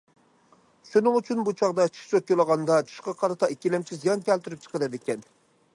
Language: Uyghur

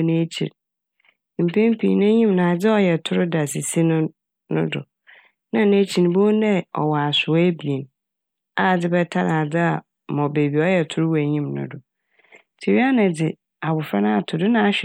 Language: Akan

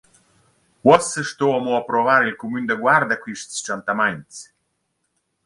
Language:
Romansh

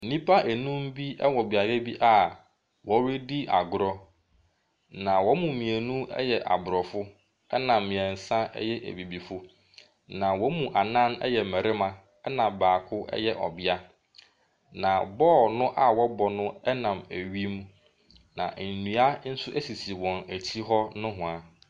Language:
Akan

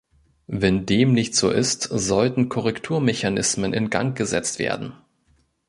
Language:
German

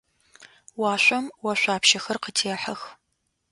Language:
Adyghe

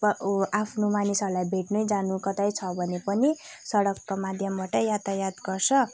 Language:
Nepali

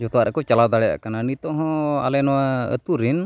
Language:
Santali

